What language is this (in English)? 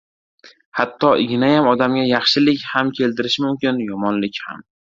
Uzbek